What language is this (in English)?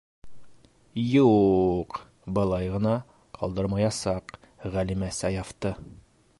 Bashkir